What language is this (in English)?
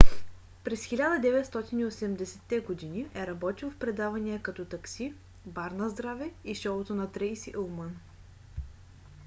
Bulgarian